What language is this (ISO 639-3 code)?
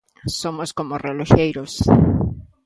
glg